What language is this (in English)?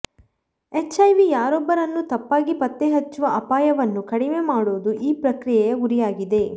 Kannada